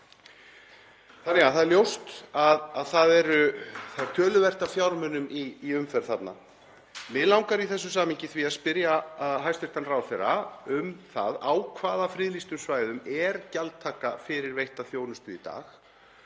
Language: Icelandic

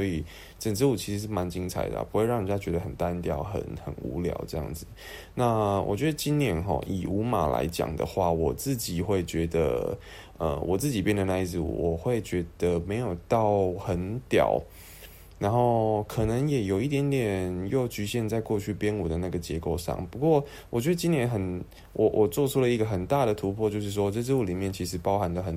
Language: Chinese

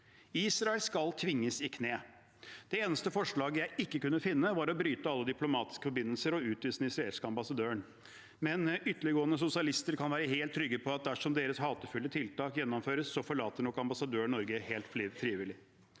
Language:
Norwegian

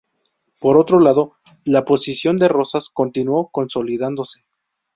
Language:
Spanish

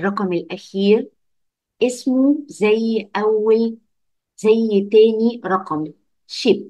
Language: Arabic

